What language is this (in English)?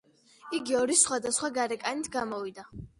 Georgian